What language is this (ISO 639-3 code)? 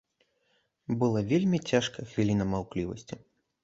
bel